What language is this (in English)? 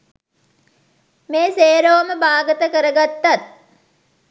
Sinhala